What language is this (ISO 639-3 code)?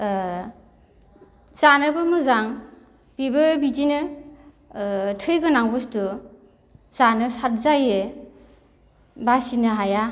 brx